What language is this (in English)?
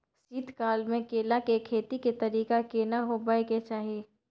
Maithili